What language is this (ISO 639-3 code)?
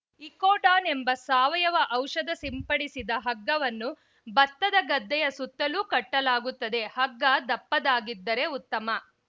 kan